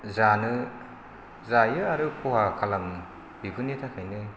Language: Bodo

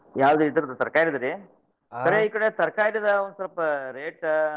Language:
Kannada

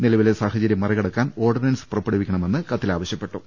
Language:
Malayalam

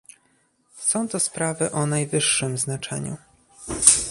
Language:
Polish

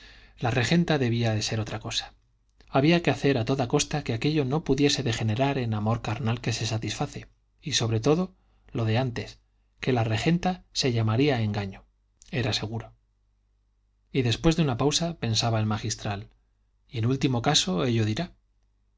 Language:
Spanish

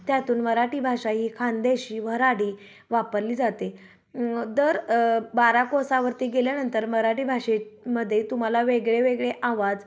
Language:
Marathi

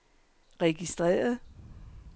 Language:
Danish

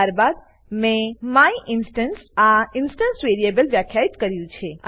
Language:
Gujarati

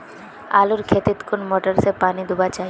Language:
Magahi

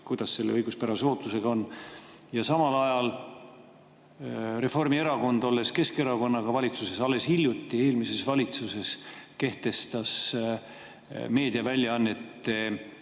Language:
Estonian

